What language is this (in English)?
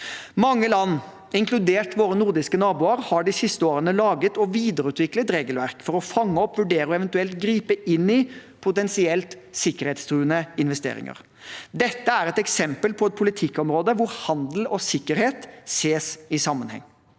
Norwegian